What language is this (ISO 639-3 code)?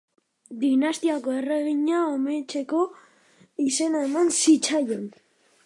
eus